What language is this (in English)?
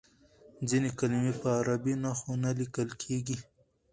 Pashto